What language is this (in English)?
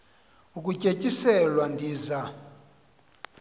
Xhosa